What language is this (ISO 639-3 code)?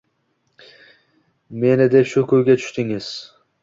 uzb